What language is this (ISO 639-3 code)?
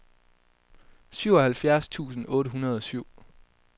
dan